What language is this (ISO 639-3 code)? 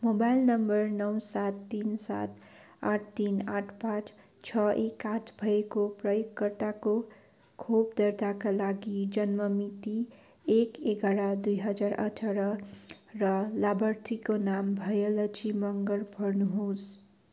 nep